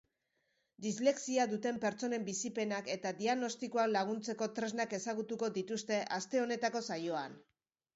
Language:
Basque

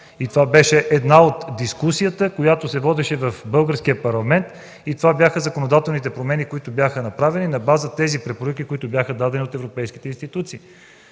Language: Bulgarian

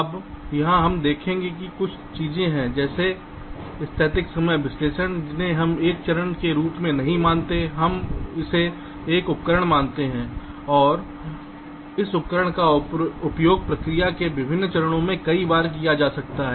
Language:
Hindi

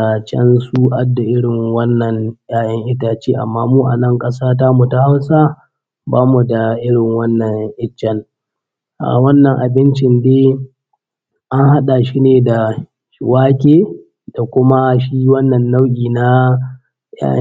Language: Hausa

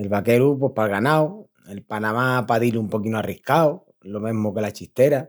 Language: Extremaduran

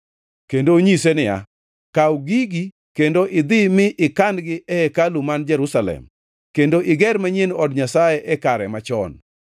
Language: Luo (Kenya and Tanzania)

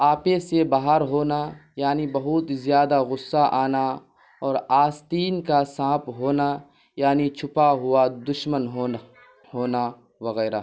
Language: Urdu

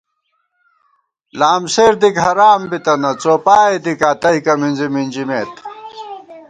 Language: Gawar-Bati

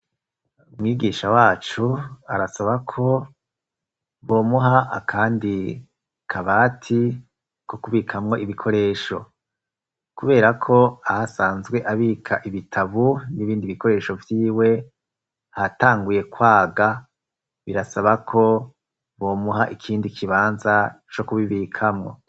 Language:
Rundi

